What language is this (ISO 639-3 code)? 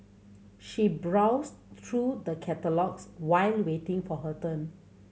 eng